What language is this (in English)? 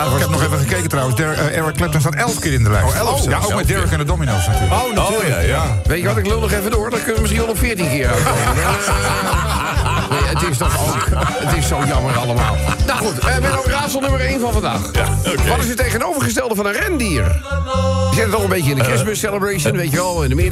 Dutch